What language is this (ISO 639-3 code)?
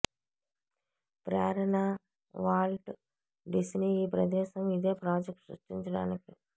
tel